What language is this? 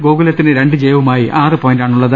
Malayalam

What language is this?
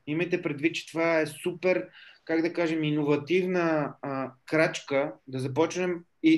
Bulgarian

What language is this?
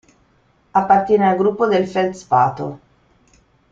Italian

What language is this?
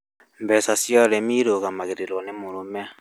Kikuyu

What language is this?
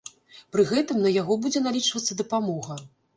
Belarusian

